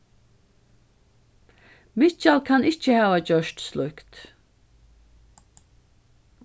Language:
Faroese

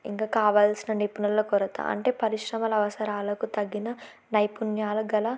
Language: Telugu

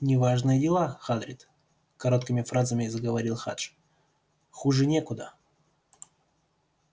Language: Russian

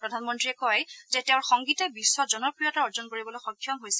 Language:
Assamese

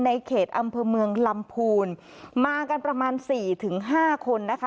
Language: Thai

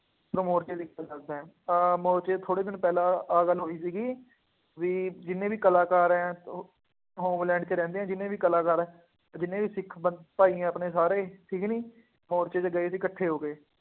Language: Punjabi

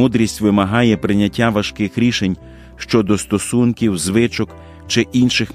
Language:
Ukrainian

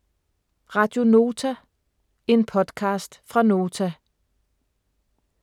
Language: Danish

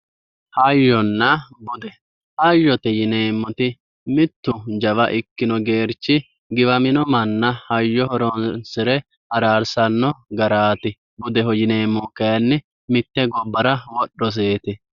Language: Sidamo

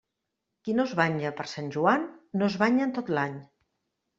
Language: Catalan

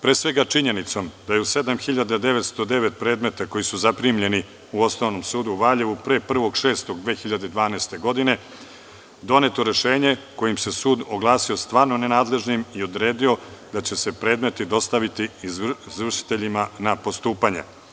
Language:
Serbian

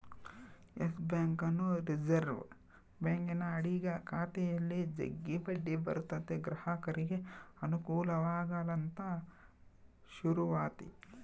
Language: Kannada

